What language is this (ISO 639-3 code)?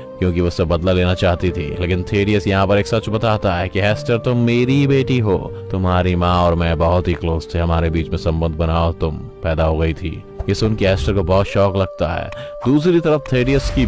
hin